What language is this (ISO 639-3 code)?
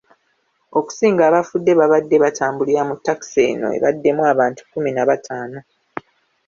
lug